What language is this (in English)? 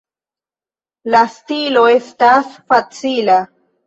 Esperanto